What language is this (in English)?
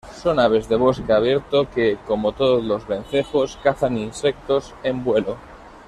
Spanish